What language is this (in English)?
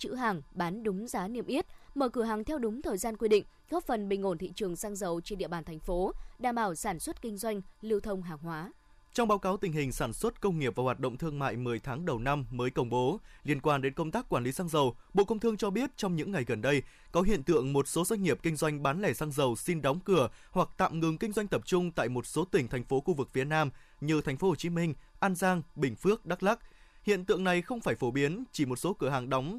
Vietnamese